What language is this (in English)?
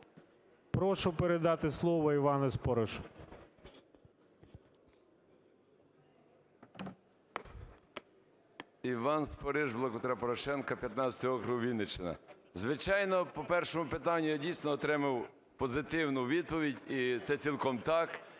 Ukrainian